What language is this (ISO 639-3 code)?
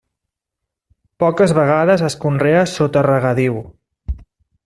cat